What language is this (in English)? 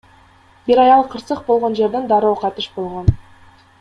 Kyrgyz